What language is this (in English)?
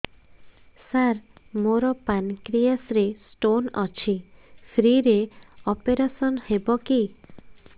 Odia